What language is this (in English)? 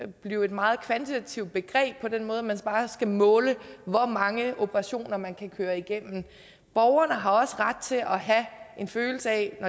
Danish